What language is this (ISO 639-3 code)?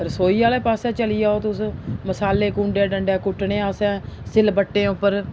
doi